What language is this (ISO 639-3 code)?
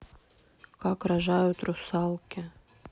rus